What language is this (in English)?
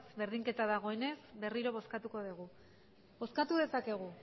Basque